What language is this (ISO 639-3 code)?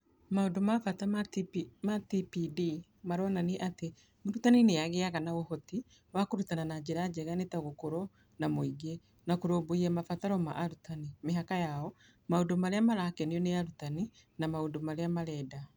kik